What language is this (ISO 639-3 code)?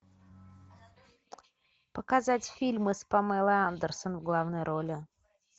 rus